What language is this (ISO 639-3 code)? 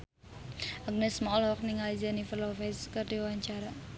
sun